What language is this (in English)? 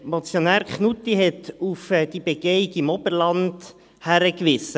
Swiss German